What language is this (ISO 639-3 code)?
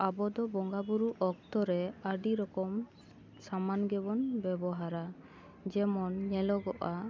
sat